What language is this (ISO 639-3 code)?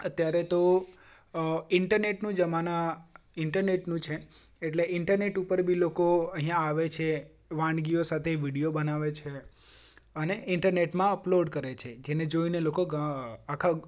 guj